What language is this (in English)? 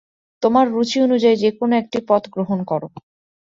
Bangla